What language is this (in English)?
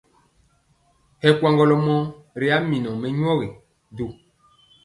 Mpiemo